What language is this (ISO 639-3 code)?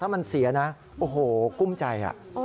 tha